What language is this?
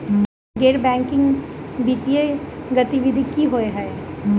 Maithili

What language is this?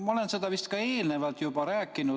Estonian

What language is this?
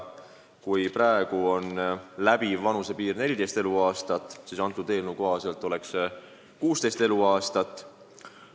Estonian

